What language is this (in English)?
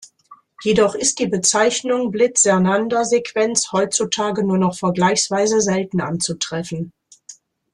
German